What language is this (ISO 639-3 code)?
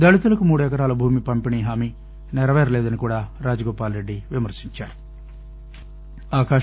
tel